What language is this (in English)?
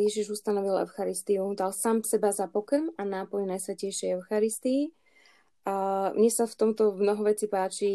Slovak